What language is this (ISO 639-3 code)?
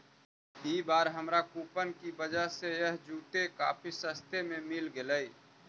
mag